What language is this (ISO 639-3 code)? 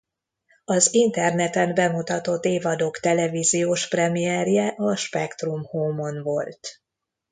hun